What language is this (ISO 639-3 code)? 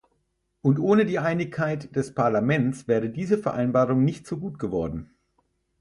deu